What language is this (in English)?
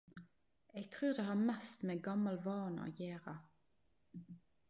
Norwegian Nynorsk